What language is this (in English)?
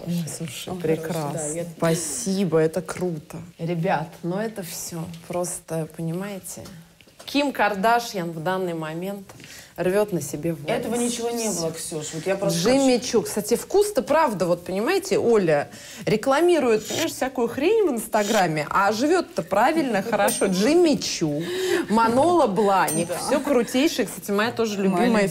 Russian